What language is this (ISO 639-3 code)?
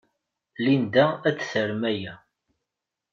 kab